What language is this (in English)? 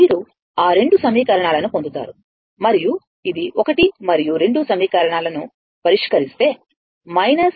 Telugu